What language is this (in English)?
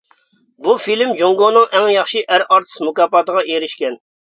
Uyghur